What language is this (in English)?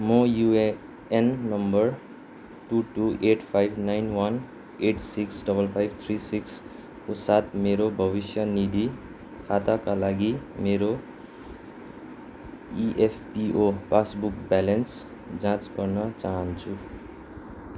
Nepali